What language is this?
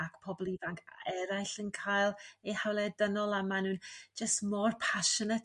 Welsh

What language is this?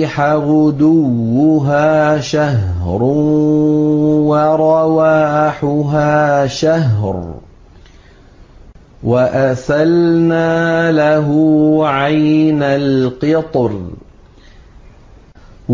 Arabic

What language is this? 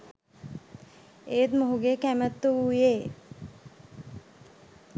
Sinhala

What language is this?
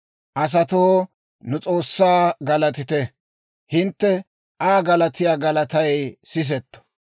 Dawro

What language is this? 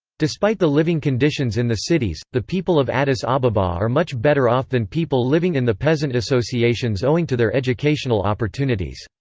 English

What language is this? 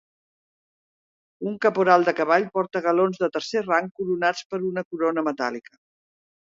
Catalan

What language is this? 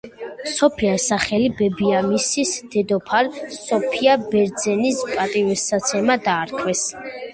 Georgian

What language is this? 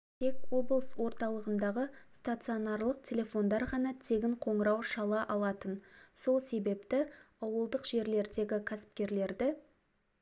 Kazakh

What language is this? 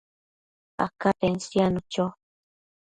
Matsés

